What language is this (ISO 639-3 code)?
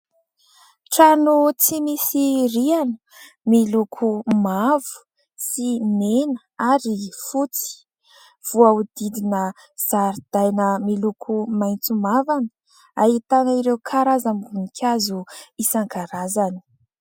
mlg